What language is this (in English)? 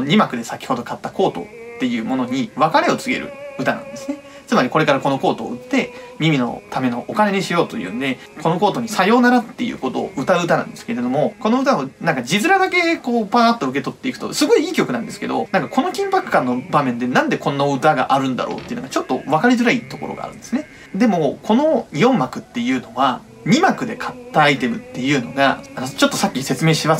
Japanese